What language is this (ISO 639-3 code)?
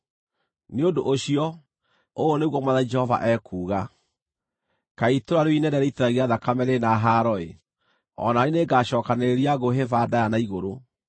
kik